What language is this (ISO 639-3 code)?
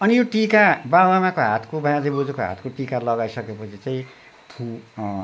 nep